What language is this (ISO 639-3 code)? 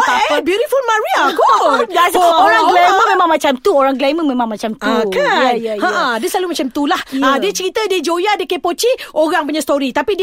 msa